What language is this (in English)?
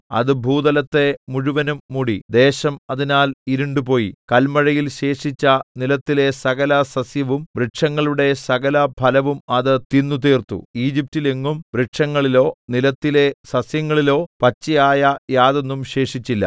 Malayalam